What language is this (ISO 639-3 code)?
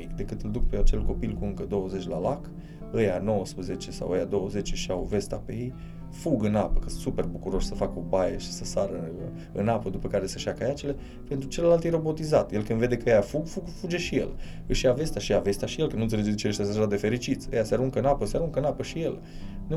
ron